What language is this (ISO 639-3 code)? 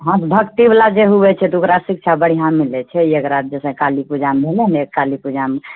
mai